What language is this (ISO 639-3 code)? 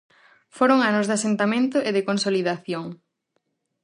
glg